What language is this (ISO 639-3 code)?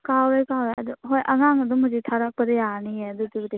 mni